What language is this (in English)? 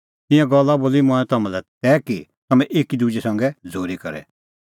Kullu Pahari